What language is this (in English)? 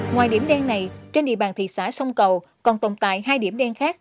Vietnamese